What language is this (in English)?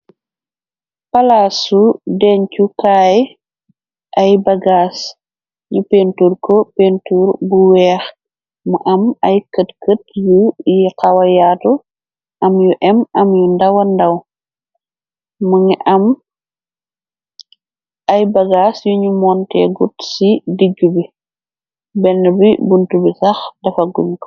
Wolof